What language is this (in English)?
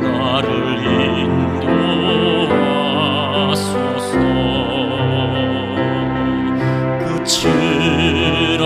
Romanian